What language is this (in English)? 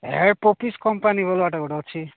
Odia